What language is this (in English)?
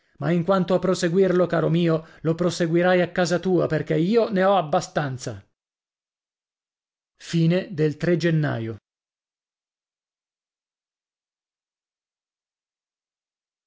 Italian